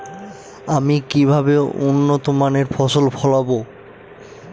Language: Bangla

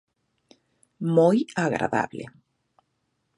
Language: Galician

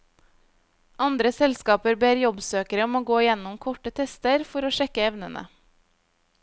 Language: Norwegian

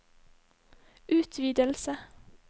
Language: Norwegian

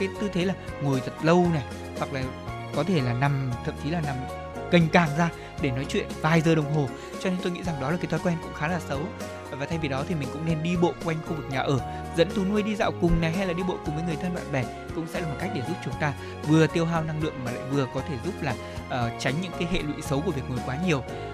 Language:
Vietnamese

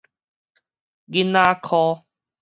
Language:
Min Nan Chinese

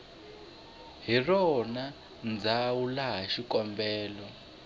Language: Tsonga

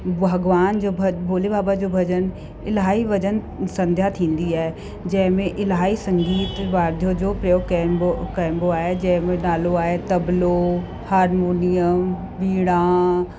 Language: Sindhi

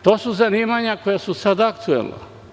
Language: Serbian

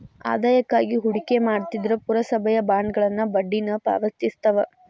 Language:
Kannada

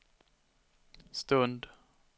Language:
Swedish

